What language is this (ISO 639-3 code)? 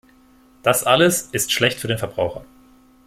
deu